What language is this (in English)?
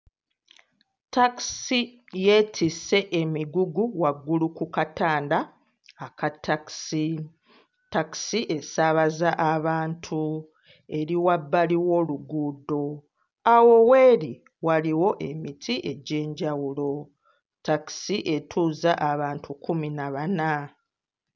Ganda